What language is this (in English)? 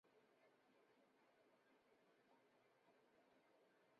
Chinese